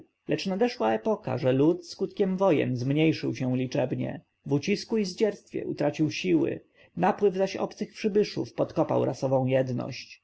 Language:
Polish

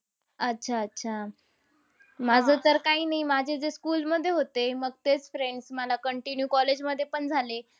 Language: Marathi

